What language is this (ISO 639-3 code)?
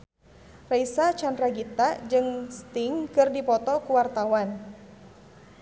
sun